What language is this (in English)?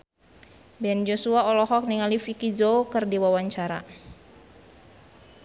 Sundanese